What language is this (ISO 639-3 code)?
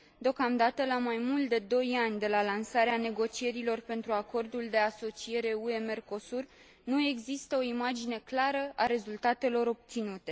ron